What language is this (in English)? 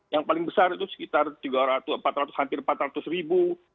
Indonesian